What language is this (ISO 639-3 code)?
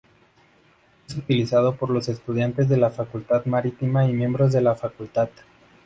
spa